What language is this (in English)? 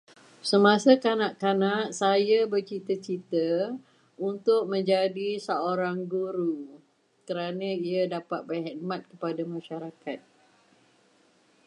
Malay